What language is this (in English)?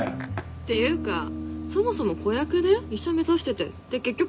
Japanese